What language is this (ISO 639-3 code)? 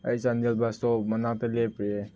mni